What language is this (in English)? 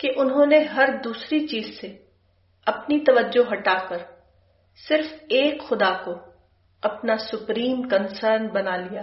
Urdu